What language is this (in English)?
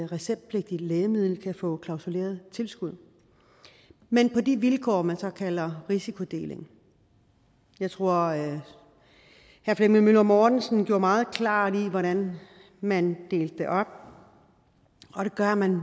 Danish